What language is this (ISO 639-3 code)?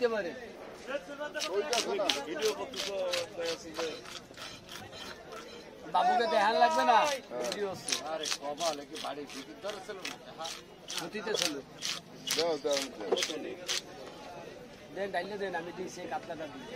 ara